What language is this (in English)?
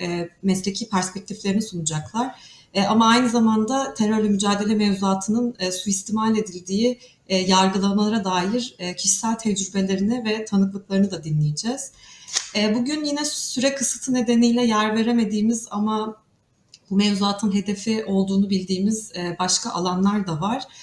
Turkish